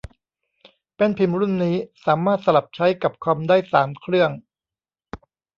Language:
Thai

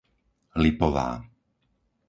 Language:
Slovak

